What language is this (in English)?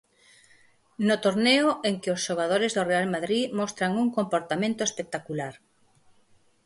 Galician